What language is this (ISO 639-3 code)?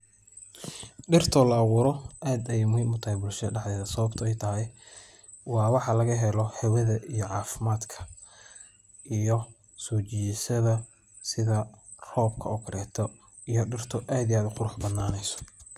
som